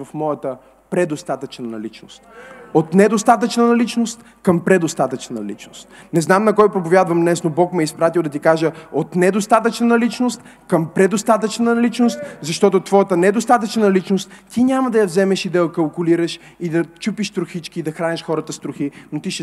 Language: Bulgarian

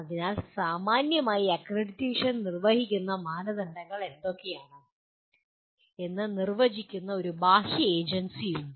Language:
Malayalam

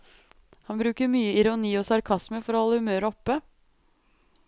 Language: Norwegian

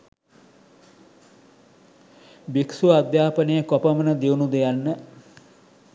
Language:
Sinhala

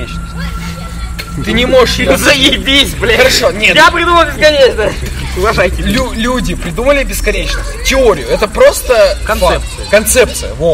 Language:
Russian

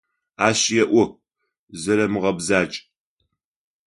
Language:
Adyghe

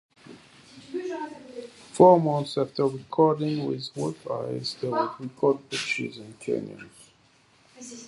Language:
English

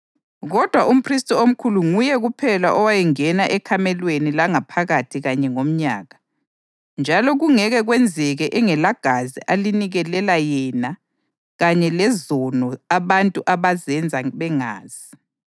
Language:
North Ndebele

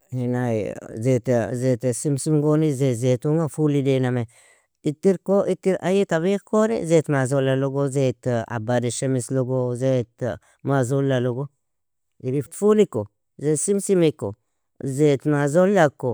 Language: Nobiin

